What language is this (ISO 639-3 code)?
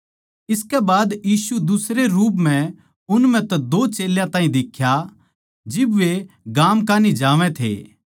bgc